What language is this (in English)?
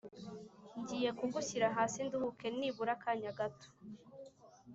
Kinyarwanda